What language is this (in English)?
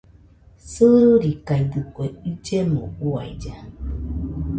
Nüpode Huitoto